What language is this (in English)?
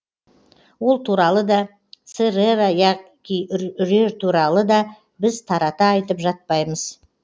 Kazakh